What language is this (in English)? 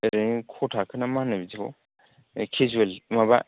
Bodo